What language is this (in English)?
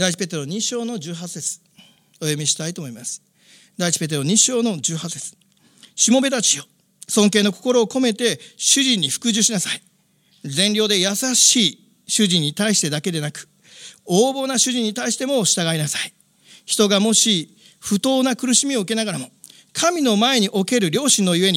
Japanese